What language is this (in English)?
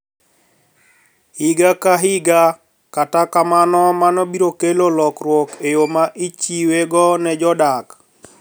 Luo (Kenya and Tanzania)